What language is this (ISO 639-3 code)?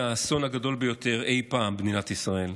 heb